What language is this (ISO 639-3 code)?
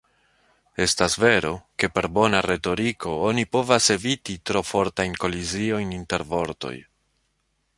epo